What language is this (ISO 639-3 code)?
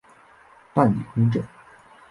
zho